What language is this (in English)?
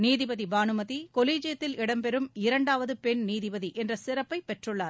Tamil